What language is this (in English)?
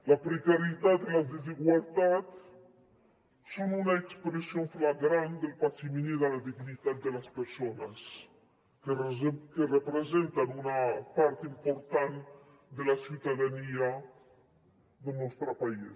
Catalan